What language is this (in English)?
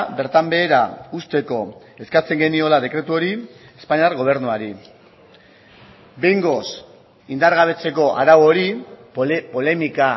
Basque